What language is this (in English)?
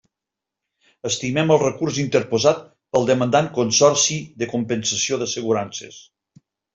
Catalan